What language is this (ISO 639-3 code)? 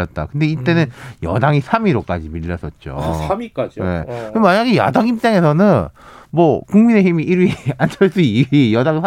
kor